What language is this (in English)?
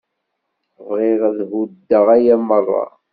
Kabyle